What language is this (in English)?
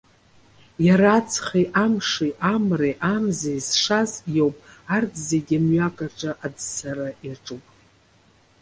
Abkhazian